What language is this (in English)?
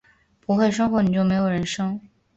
Chinese